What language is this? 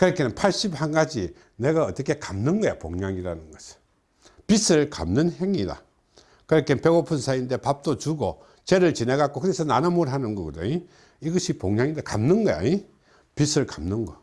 Korean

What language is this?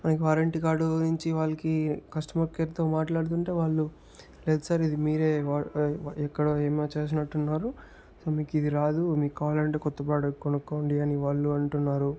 Telugu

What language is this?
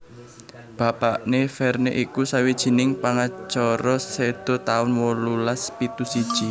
Javanese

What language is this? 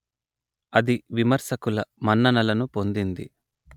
Telugu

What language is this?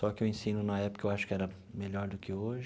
Portuguese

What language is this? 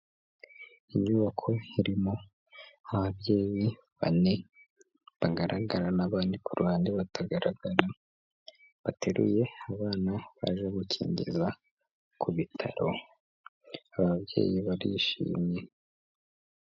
Kinyarwanda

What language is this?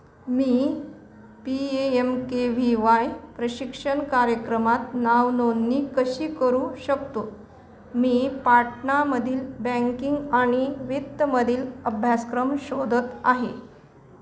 Marathi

